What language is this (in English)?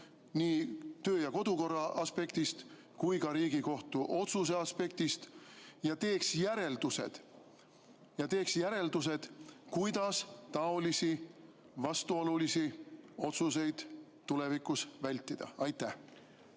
Estonian